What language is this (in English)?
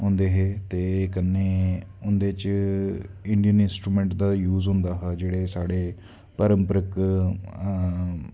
Dogri